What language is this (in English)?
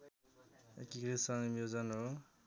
Nepali